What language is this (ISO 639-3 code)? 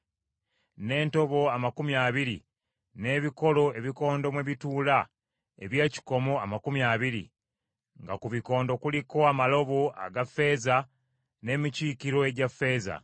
lug